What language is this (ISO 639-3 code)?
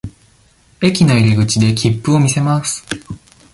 jpn